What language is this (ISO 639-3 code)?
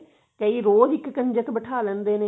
pan